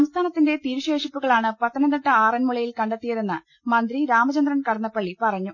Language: Malayalam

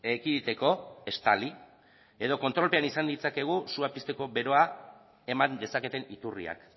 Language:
Basque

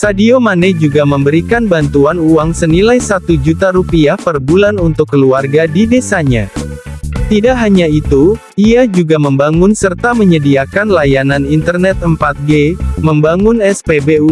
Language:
Indonesian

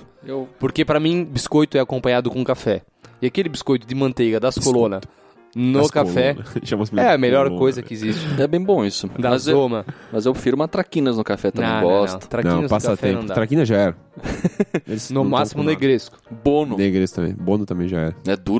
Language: Portuguese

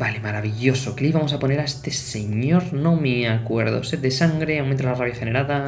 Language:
Spanish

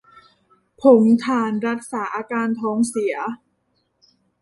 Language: Thai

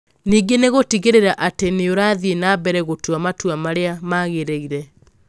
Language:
Kikuyu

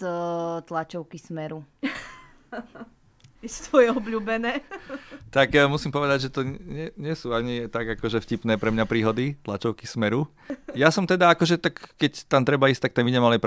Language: Slovak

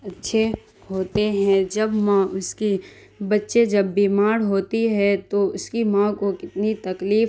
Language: Urdu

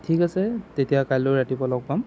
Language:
Assamese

